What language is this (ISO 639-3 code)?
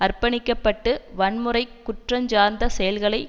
tam